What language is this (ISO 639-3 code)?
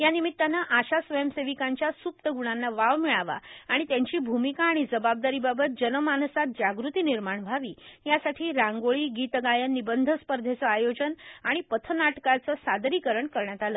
mar